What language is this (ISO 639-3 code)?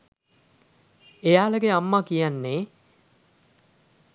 sin